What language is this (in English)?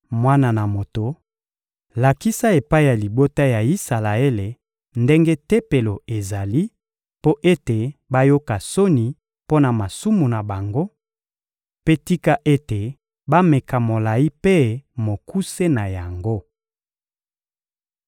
Lingala